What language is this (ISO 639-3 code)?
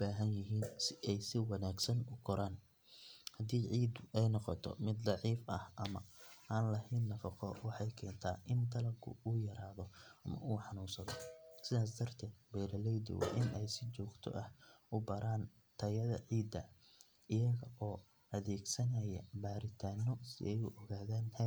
som